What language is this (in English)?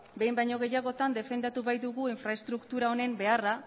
Basque